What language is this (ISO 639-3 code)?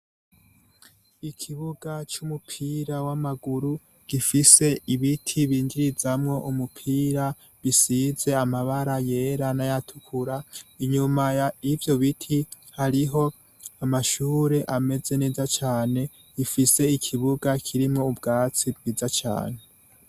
run